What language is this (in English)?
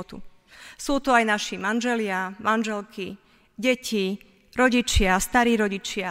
Slovak